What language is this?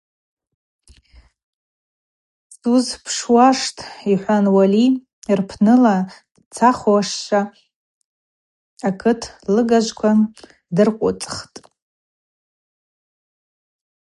Abaza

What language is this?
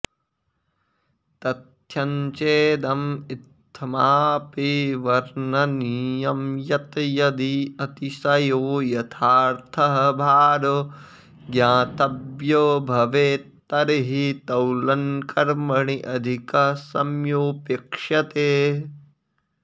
Sanskrit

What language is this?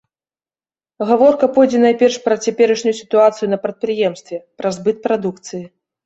Belarusian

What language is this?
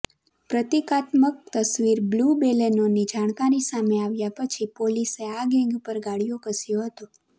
Gujarati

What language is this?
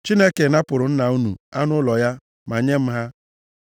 Igbo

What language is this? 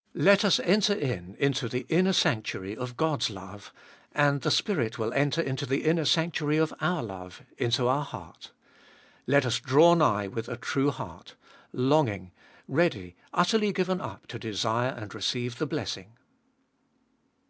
English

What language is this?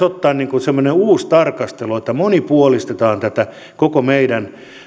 Finnish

